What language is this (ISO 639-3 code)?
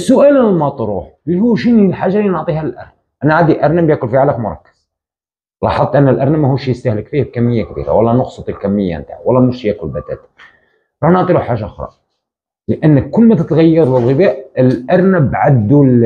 ara